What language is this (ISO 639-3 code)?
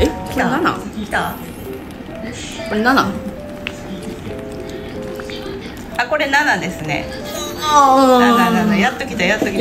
jpn